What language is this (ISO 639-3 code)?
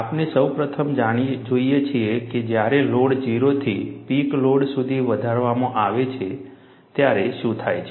guj